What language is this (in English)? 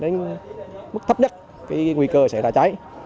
Vietnamese